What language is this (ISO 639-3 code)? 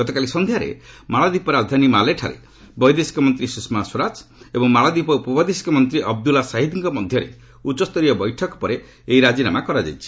ori